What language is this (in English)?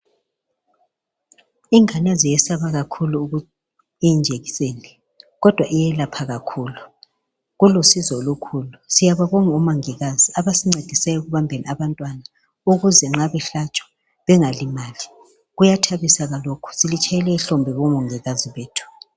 North Ndebele